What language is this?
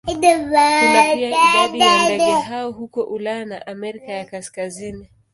Swahili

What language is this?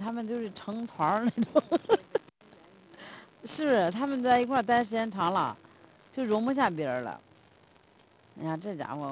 Chinese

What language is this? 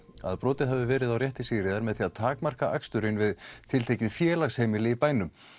Icelandic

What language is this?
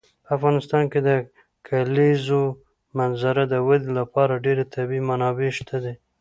Pashto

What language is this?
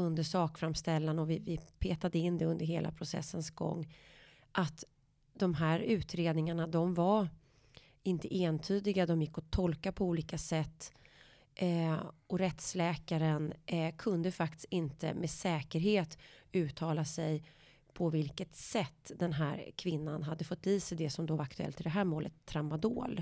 Swedish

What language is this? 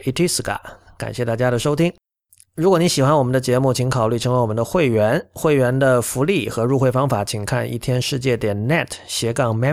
Chinese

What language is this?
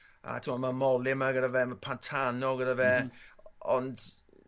Welsh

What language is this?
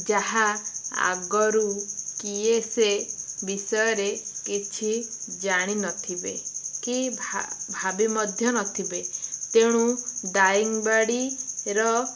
Odia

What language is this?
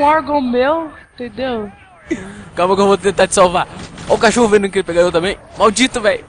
Portuguese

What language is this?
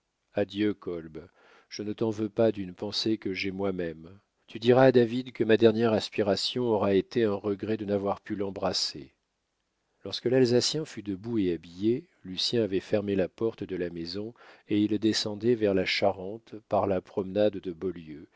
French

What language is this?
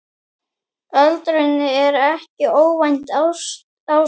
Icelandic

